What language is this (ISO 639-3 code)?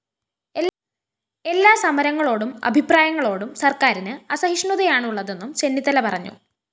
mal